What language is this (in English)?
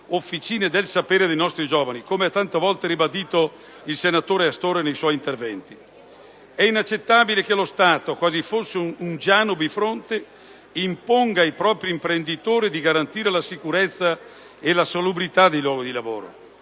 Italian